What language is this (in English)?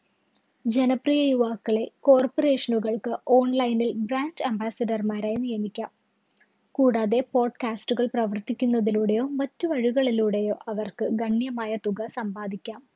Malayalam